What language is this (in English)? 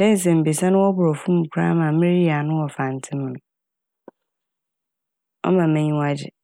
Akan